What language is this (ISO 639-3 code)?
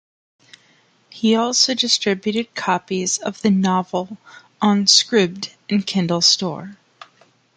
eng